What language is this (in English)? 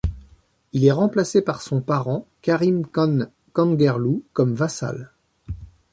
French